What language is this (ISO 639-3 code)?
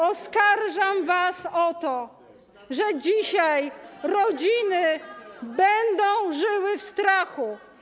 pol